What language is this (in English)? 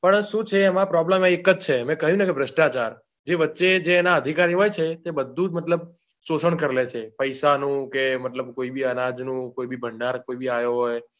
Gujarati